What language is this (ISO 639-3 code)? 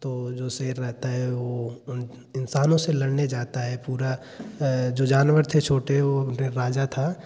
hin